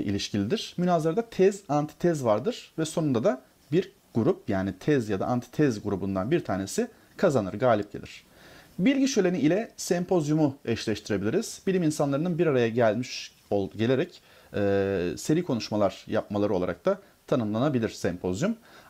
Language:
Turkish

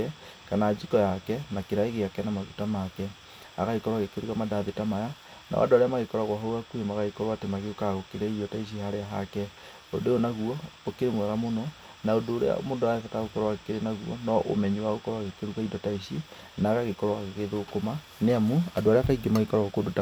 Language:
Kikuyu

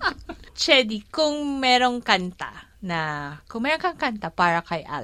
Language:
Filipino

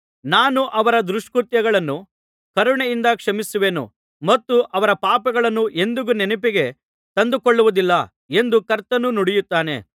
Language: Kannada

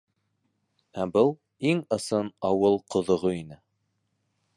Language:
Bashkir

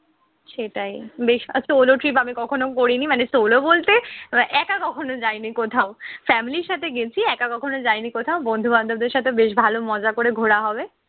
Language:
Bangla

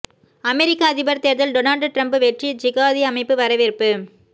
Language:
Tamil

